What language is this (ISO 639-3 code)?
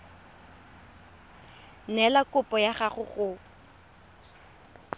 tsn